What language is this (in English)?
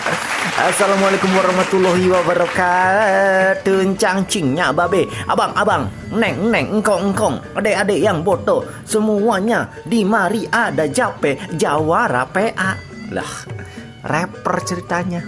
Indonesian